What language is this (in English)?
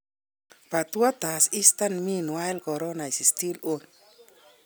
Kalenjin